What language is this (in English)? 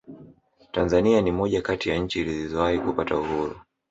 Swahili